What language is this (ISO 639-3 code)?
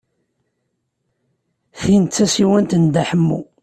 kab